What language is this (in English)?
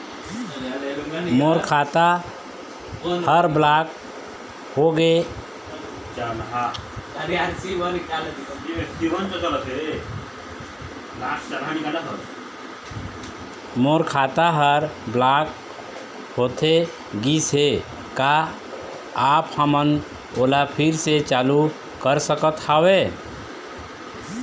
Chhattisgarhi